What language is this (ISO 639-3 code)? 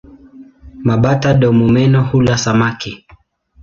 swa